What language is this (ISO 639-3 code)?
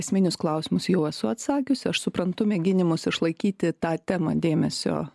lit